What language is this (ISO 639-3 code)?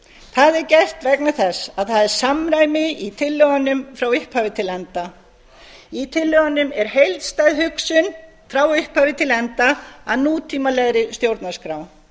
isl